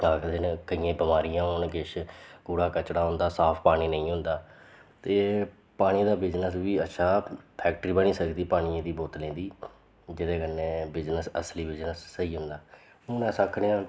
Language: Dogri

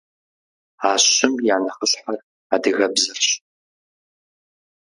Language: Kabardian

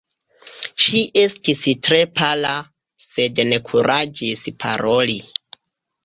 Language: Esperanto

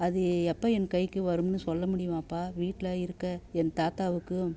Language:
Tamil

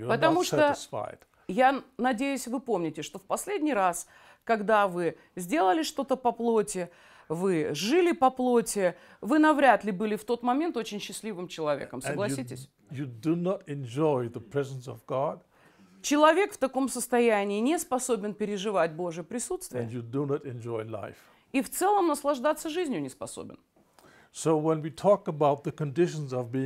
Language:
Russian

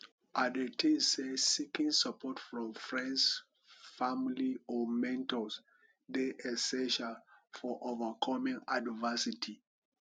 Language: Nigerian Pidgin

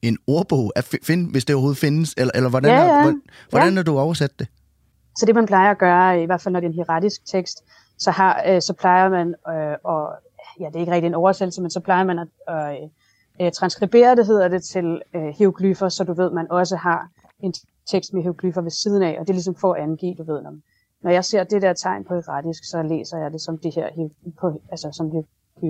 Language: Danish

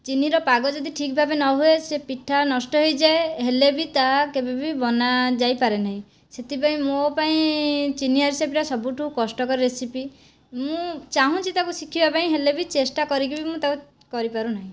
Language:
Odia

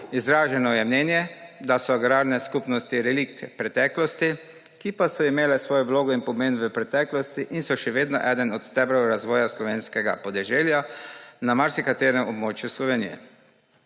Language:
Slovenian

